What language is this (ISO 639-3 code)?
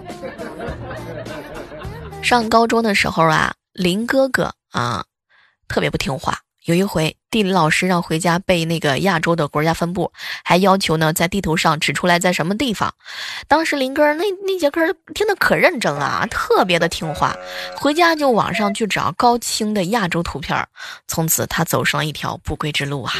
zho